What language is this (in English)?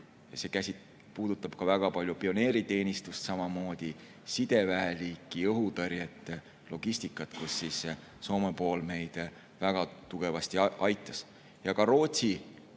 Estonian